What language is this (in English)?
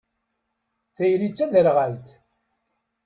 Kabyle